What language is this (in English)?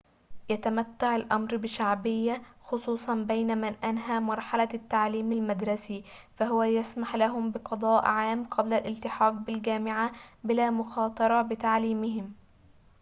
Arabic